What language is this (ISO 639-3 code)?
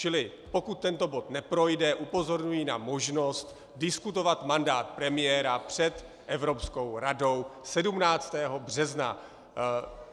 ces